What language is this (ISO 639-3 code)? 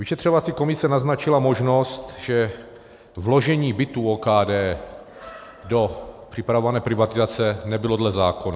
ces